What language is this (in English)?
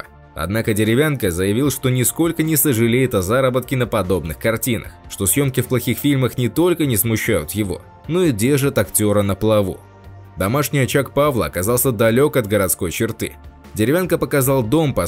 Russian